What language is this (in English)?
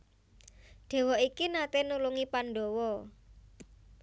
Javanese